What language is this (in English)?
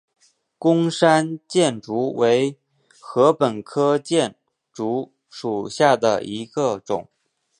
Chinese